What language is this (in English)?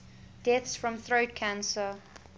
English